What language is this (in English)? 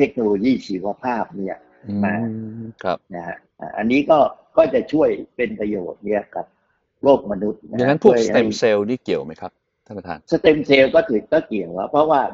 Thai